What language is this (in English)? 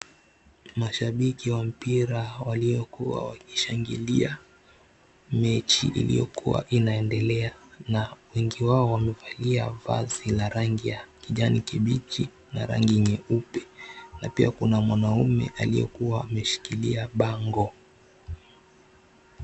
Swahili